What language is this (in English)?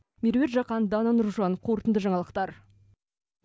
Kazakh